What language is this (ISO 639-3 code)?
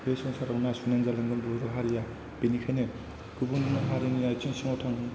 brx